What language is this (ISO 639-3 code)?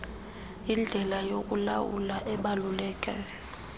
xho